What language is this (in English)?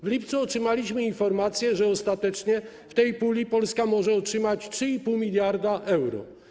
Polish